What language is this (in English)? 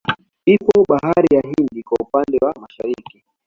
Swahili